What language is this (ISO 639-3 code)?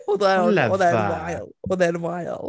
cym